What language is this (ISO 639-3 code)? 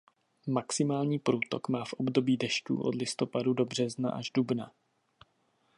ces